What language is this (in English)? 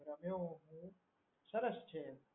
Gujarati